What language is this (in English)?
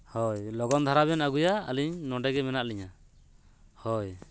Santali